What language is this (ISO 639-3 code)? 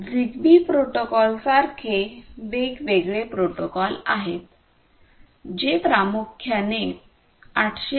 mar